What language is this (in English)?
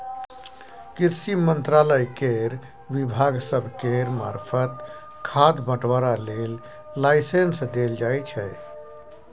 Maithili